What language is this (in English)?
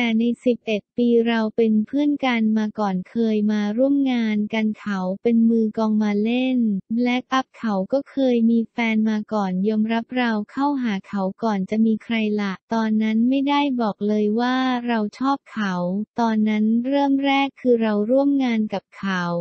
Thai